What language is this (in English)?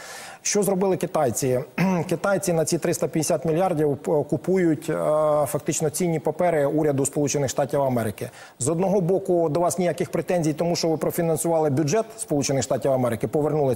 Ukrainian